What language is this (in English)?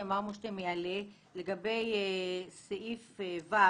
Hebrew